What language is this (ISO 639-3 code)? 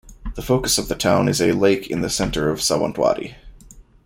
eng